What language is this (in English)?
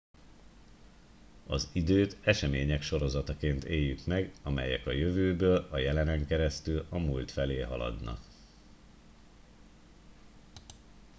Hungarian